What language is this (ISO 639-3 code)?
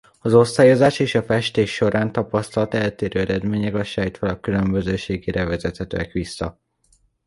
hun